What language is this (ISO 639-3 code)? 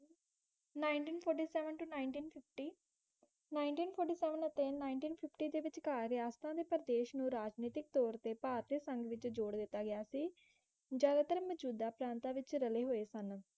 pan